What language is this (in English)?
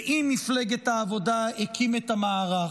Hebrew